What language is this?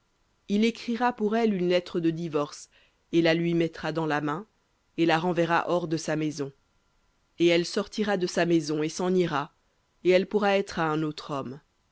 French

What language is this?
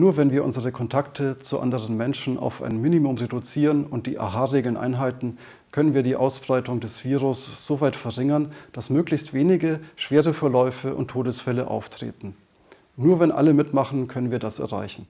German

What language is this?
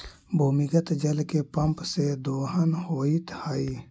Magahi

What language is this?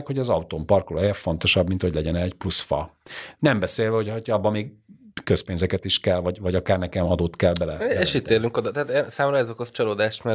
Hungarian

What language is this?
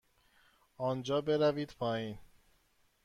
Persian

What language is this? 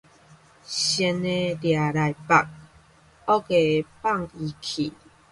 Min Nan Chinese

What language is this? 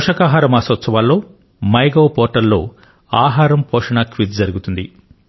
Telugu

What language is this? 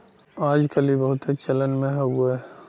Bhojpuri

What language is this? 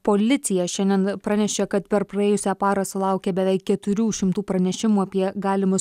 Lithuanian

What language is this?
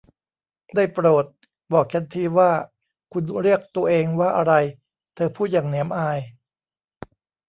Thai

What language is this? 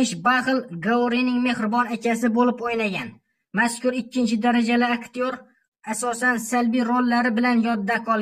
Turkish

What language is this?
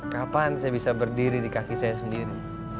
Indonesian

